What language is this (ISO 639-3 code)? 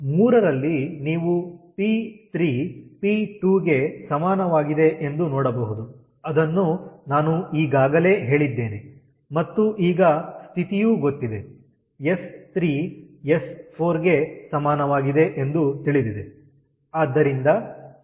kan